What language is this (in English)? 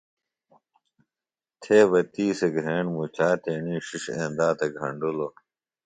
Phalura